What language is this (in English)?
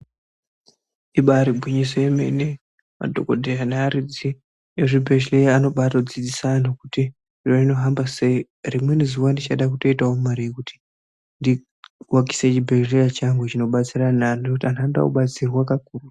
Ndau